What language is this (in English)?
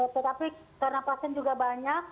Indonesian